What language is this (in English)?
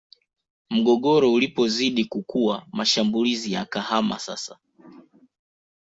Swahili